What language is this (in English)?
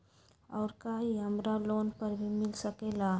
Magahi